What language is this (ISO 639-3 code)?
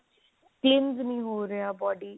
pan